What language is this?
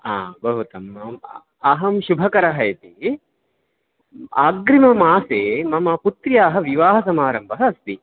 Sanskrit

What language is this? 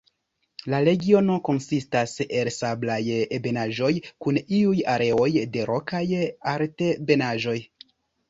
Esperanto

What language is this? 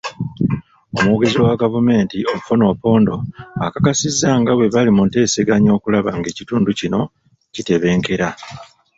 Ganda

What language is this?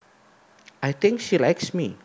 Javanese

